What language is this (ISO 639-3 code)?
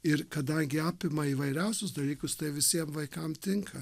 lit